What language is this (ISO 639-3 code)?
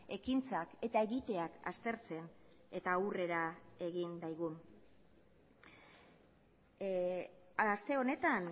eus